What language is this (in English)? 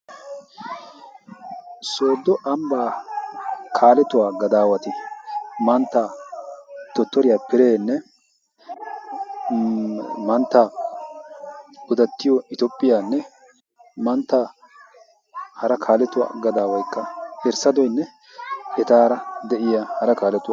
Wolaytta